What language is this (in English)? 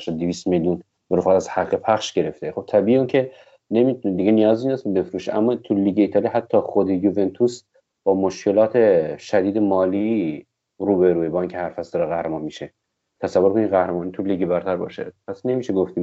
Persian